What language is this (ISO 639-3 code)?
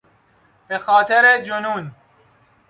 fas